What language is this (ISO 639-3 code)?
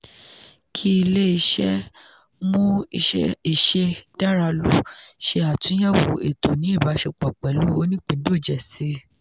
yor